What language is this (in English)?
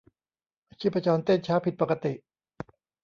Thai